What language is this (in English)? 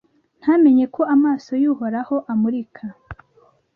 Kinyarwanda